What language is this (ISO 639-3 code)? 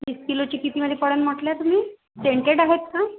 mar